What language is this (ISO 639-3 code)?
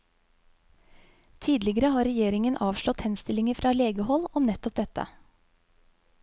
nor